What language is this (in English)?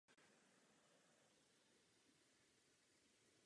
Czech